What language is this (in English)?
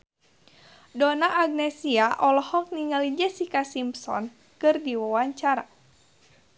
Sundanese